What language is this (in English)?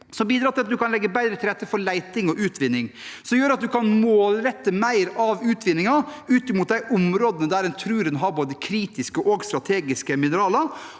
Norwegian